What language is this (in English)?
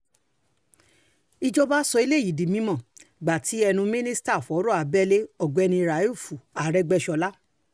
Yoruba